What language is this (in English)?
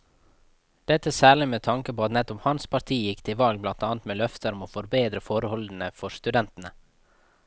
Norwegian